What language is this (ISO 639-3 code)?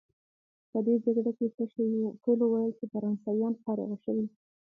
pus